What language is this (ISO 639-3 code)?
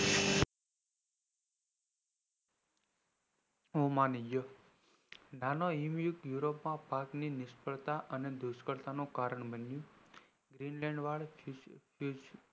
guj